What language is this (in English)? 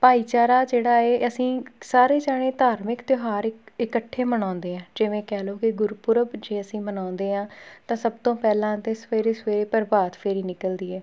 Punjabi